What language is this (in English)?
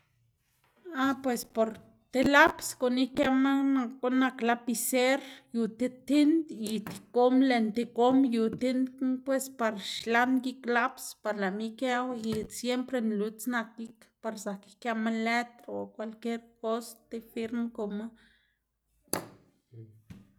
Xanaguía Zapotec